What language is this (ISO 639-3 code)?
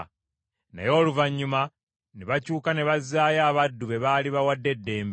lug